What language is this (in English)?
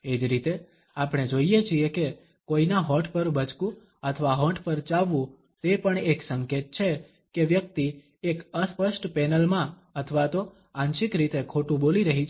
Gujarati